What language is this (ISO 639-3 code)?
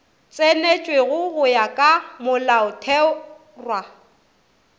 nso